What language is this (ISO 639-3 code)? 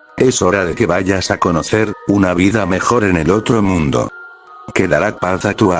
spa